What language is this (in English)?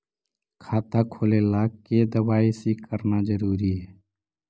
Magahi